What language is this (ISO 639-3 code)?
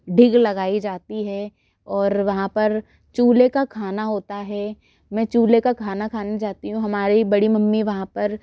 hin